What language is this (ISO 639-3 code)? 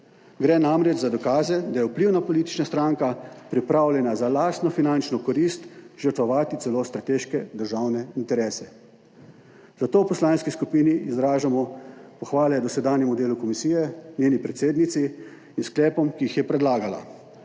slv